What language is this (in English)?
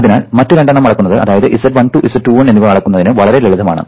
Malayalam